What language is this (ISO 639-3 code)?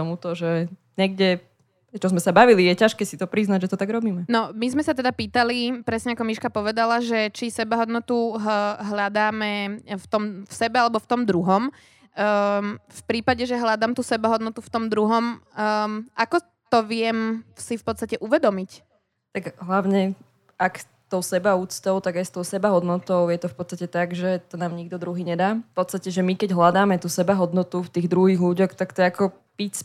slk